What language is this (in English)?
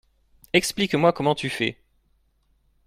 French